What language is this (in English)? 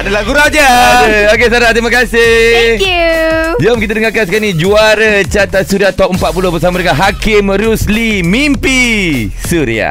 Malay